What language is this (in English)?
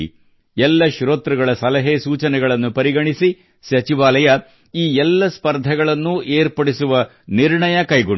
Kannada